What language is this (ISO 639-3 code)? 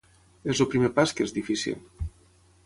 cat